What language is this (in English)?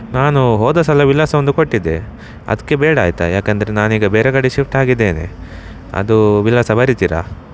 Kannada